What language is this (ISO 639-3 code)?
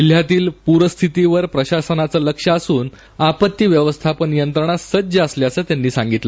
mar